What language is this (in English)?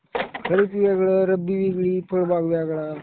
Marathi